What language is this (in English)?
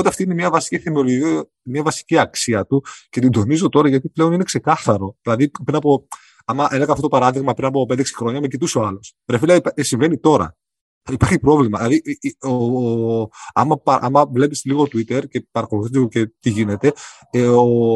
Greek